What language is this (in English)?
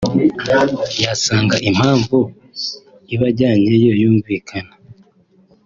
Kinyarwanda